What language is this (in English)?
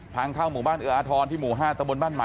Thai